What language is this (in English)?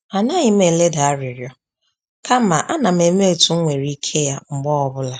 Igbo